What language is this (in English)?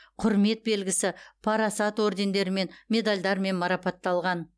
Kazakh